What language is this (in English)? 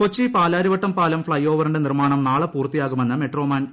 Malayalam